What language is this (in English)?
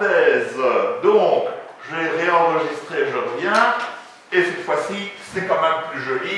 French